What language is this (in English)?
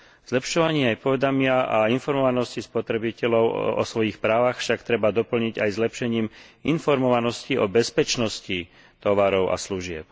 Slovak